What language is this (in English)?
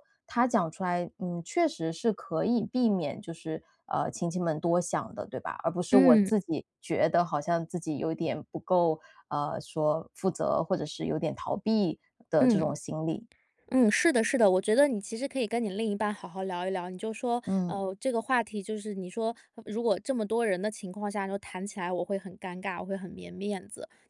Chinese